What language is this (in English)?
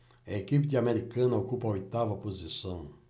Portuguese